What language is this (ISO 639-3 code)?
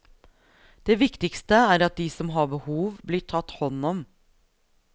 nor